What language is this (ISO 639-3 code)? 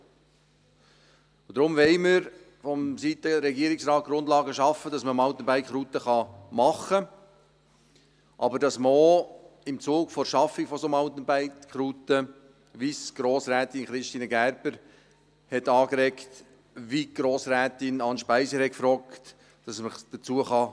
gsw